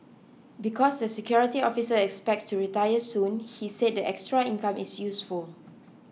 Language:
English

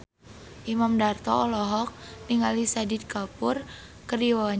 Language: Sundanese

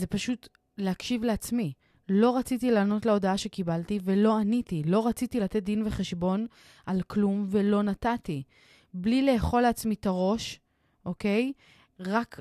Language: Hebrew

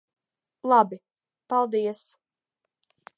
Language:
Latvian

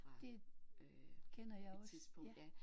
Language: Danish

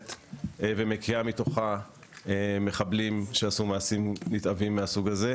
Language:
Hebrew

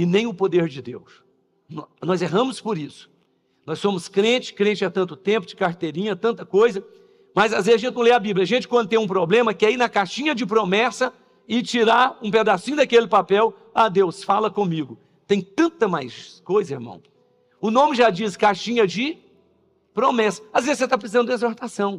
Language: Portuguese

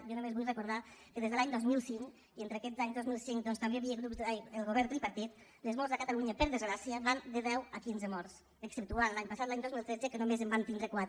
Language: Catalan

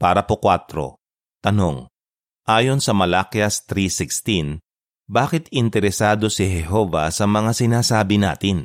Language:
Filipino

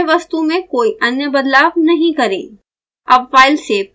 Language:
Hindi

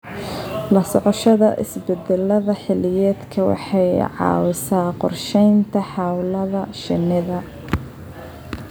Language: Somali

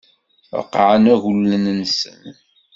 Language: Kabyle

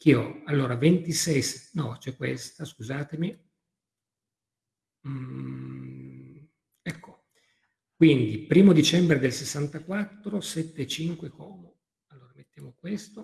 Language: Italian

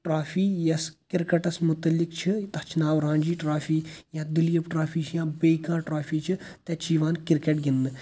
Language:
Kashmiri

